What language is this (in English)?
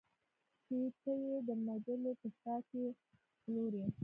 Pashto